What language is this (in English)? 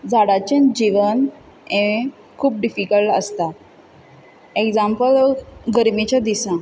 Konkani